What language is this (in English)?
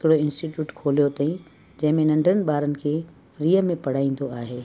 Sindhi